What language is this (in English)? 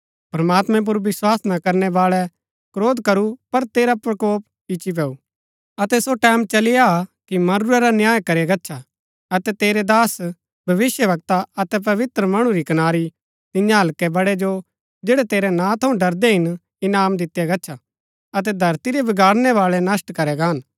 Gaddi